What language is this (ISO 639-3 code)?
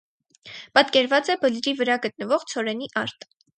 hye